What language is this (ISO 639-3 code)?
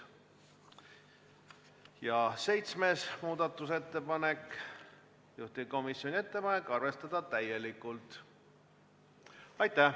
est